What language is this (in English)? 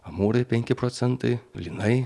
Lithuanian